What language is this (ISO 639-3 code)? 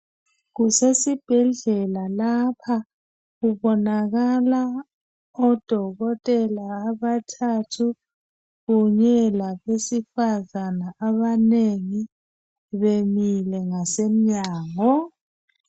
nde